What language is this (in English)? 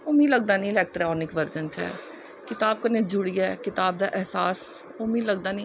Dogri